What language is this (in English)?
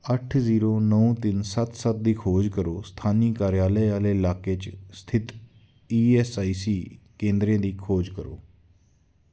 Dogri